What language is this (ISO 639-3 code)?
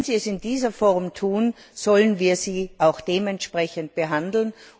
deu